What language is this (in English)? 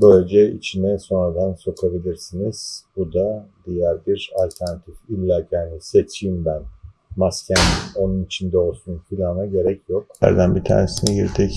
Turkish